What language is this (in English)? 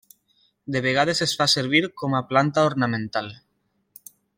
Catalan